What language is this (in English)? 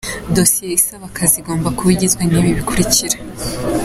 Kinyarwanda